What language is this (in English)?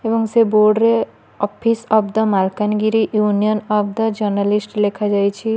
Odia